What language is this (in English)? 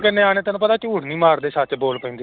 Punjabi